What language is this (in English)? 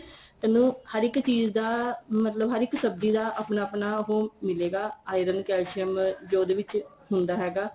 Punjabi